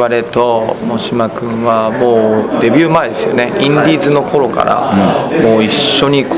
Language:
Japanese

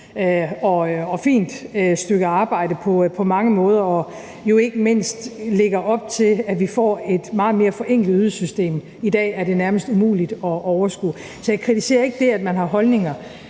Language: Danish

